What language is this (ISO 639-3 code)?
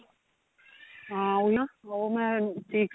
pan